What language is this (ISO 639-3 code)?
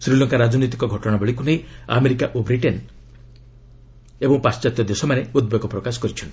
ori